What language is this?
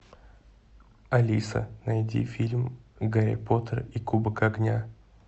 Russian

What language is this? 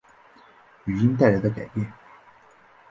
Chinese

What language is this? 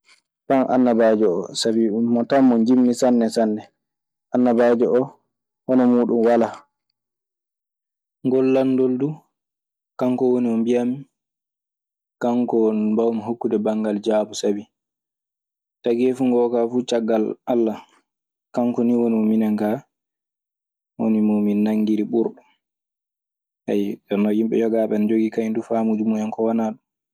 Maasina Fulfulde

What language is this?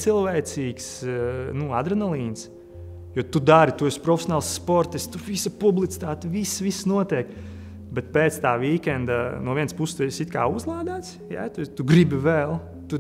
Latvian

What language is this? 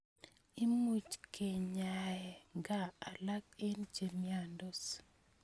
Kalenjin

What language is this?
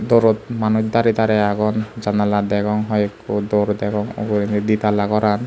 Chakma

